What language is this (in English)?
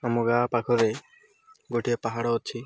Odia